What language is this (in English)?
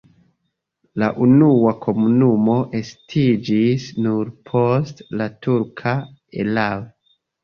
Esperanto